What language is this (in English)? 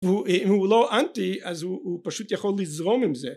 Hebrew